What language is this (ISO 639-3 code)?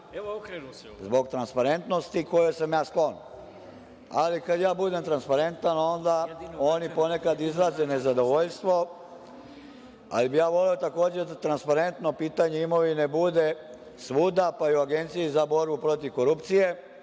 srp